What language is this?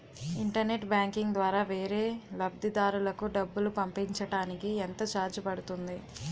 Telugu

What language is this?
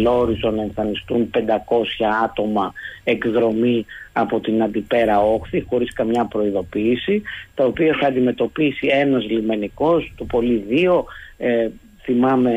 Greek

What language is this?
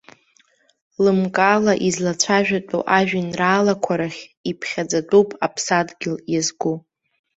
Abkhazian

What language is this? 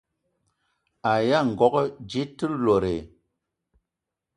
Eton (Cameroon)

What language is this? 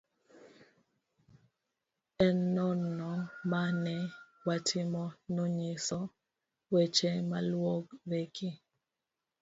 Luo (Kenya and Tanzania)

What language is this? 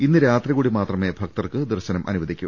Malayalam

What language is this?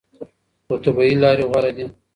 Pashto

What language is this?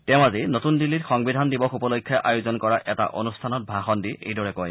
Assamese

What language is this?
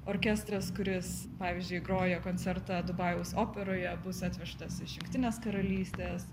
Lithuanian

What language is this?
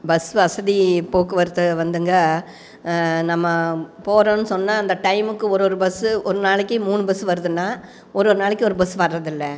Tamil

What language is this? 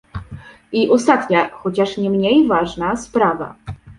Polish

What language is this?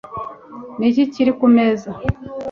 Kinyarwanda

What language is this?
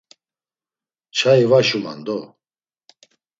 Laz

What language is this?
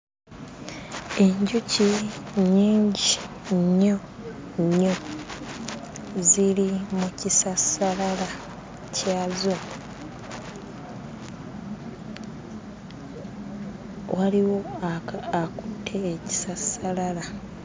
Ganda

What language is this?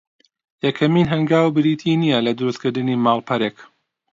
Central Kurdish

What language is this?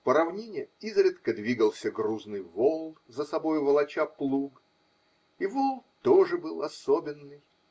Russian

